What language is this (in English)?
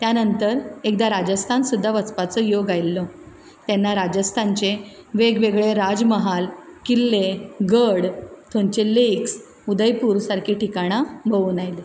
Konkani